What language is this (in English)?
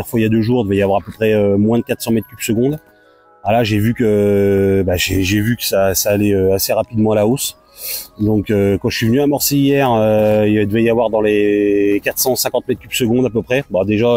French